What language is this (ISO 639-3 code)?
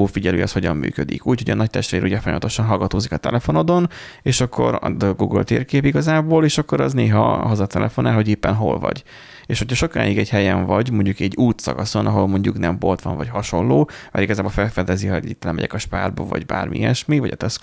hun